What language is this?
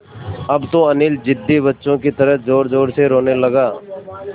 Hindi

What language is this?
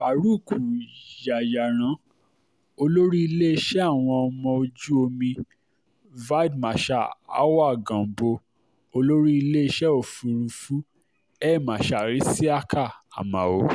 Yoruba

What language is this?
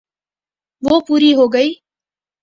Urdu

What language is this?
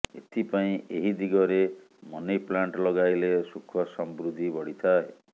Odia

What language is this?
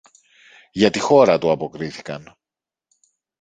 Greek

